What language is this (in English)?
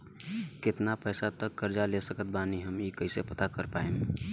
Bhojpuri